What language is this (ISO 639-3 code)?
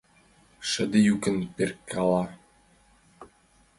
chm